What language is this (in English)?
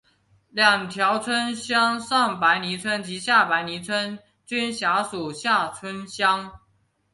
Chinese